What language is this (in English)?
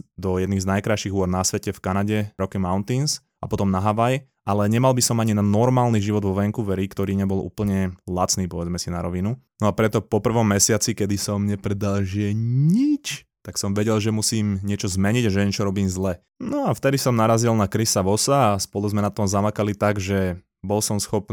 Slovak